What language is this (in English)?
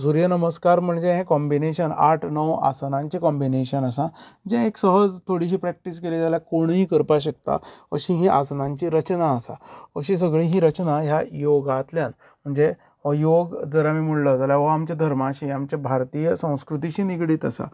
Konkani